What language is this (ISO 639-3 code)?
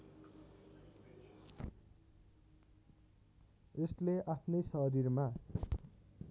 nep